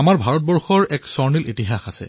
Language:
Assamese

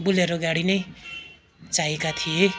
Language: Nepali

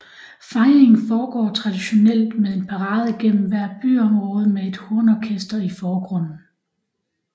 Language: Danish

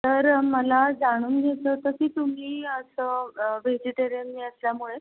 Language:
Marathi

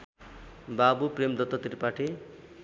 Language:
Nepali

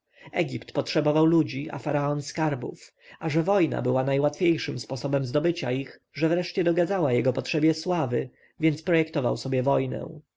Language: Polish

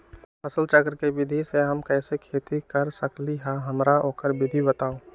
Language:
Magahi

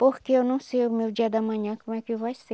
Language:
Portuguese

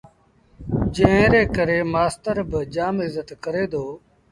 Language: Sindhi Bhil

